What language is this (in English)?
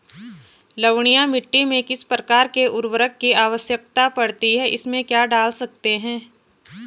Hindi